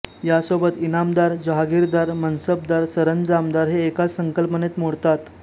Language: Marathi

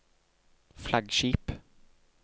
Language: Norwegian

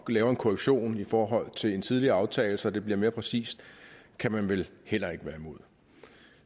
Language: Danish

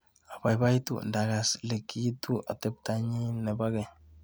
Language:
Kalenjin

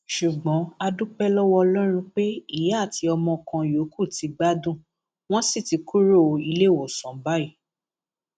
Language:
Yoruba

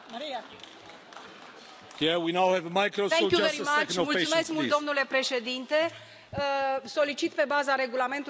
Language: Romanian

